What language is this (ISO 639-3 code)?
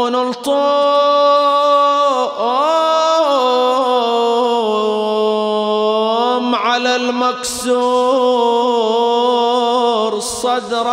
ara